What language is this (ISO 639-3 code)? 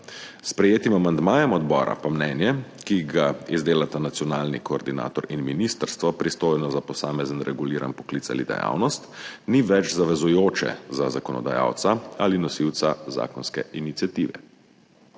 slv